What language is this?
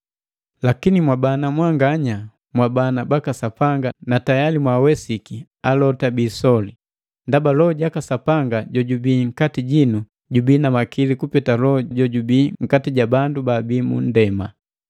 Matengo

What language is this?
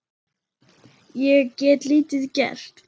Icelandic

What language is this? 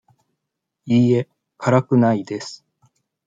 Japanese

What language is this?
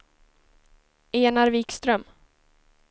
Swedish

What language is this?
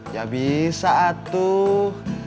Indonesian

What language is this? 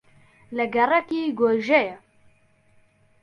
Central Kurdish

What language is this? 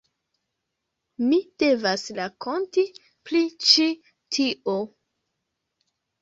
Esperanto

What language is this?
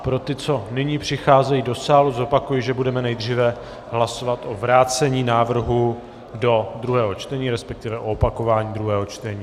Czech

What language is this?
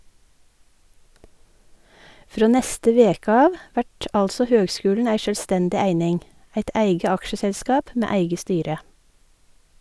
Norwegian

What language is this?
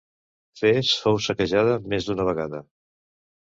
Catalan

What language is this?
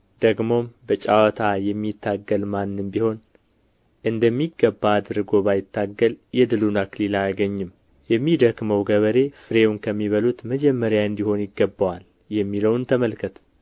Amharic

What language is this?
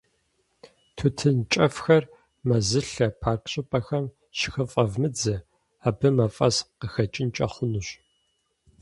Kabardian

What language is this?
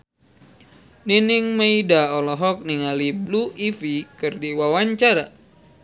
Sundanese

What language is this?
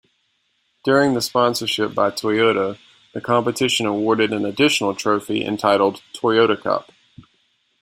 English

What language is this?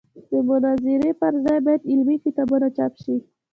Pashto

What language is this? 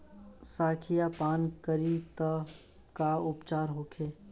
Bhojpuri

